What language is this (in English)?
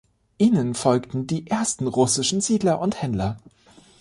German